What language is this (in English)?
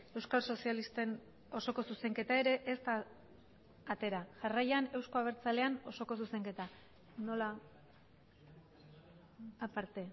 Basque